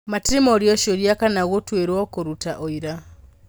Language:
Kikuyu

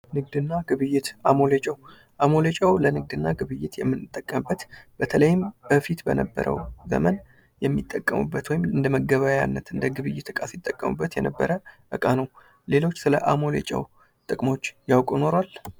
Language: Amharic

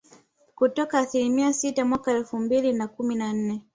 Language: Swahili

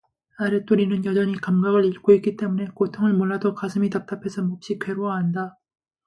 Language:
Korean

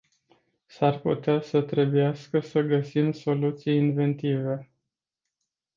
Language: Romanian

